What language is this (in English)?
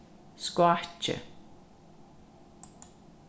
Faroese